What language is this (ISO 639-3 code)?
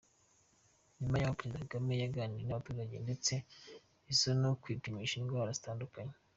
kin